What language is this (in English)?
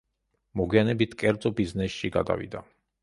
Georgian